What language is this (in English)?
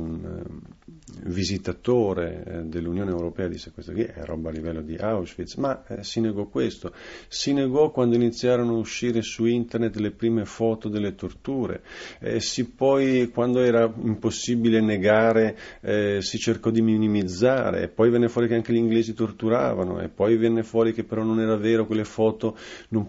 Italian